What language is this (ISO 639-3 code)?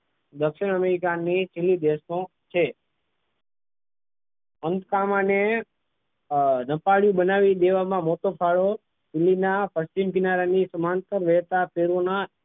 guj